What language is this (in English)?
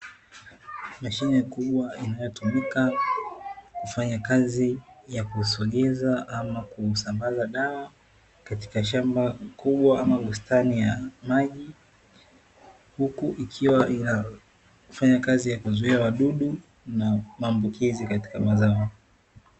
Swahili